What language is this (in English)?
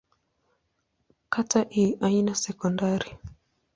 Swahili